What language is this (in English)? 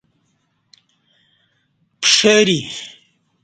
Kati